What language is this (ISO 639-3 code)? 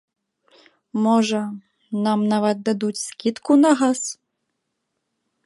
bel